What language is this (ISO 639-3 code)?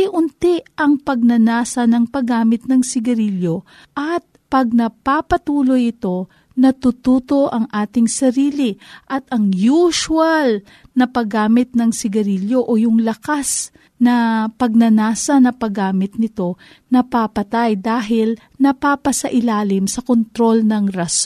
fil